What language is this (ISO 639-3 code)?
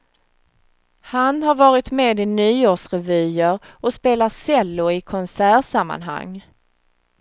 swe